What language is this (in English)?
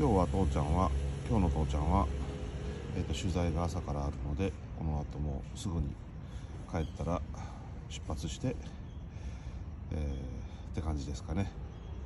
Japanese